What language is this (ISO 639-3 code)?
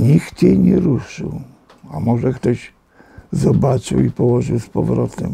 pol